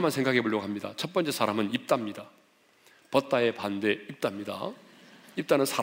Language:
Korean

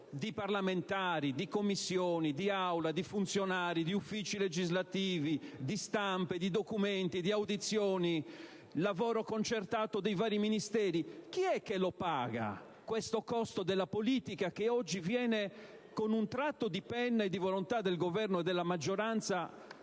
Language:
Italian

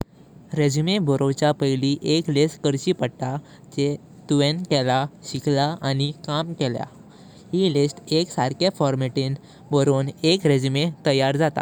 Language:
Konkani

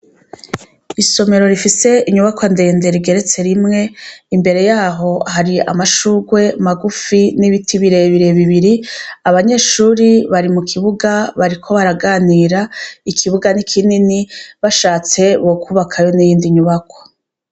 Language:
Rundi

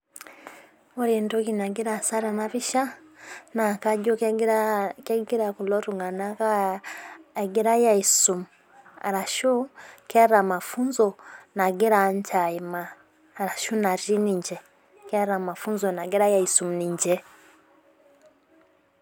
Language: Masai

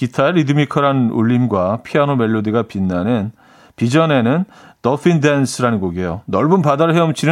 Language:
Korean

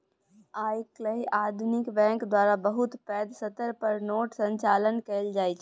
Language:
Maithili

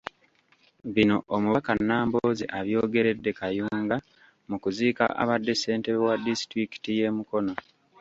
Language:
Ganda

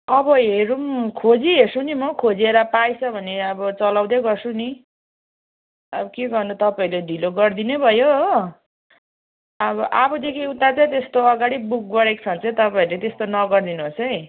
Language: Nepali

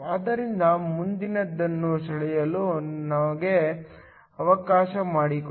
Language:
Kannada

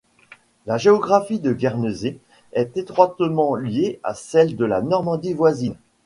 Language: French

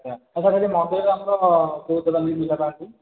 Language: Odia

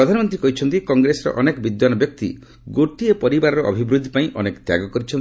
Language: Odia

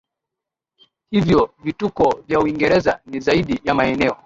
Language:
Swahili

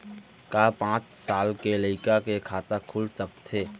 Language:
Chhattisgarhi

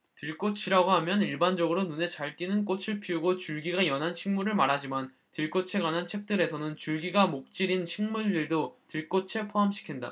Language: Korean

